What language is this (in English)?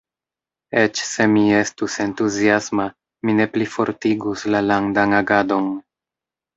Esperanto